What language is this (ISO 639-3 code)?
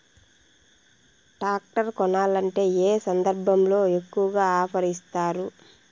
tel